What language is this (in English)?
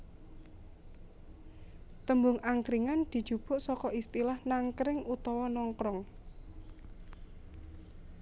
Javanese